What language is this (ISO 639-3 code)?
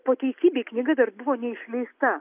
lit